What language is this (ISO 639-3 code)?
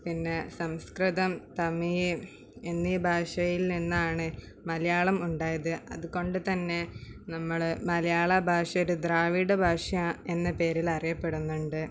mal